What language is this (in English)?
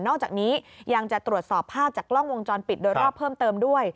Thai